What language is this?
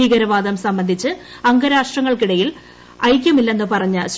Malayalam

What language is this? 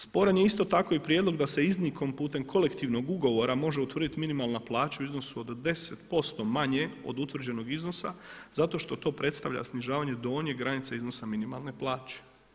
Croatian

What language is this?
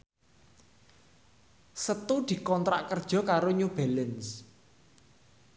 Javanese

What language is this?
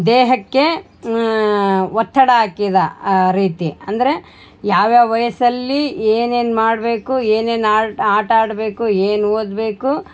Kannada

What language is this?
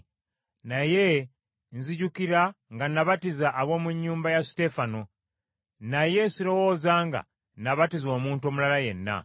Ganda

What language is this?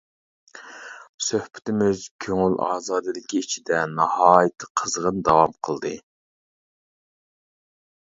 Uyghur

